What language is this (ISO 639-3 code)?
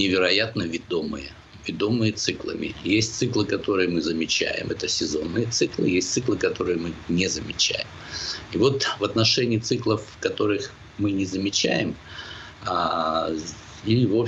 rus